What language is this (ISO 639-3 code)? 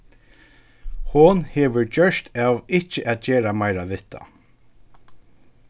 fao